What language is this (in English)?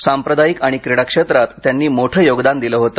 Marathi